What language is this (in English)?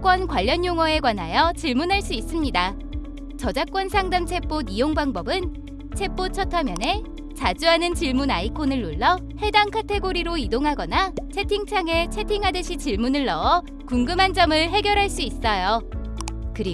Korean